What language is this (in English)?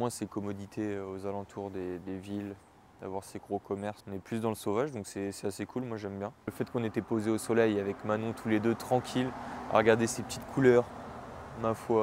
French